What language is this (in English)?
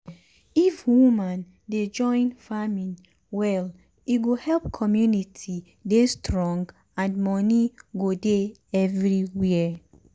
Nigerian Pidgin